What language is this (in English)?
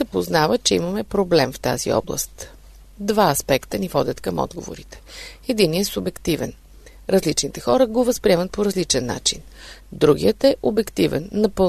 Bulgarian